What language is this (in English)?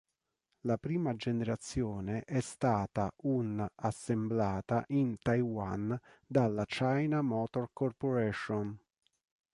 Italian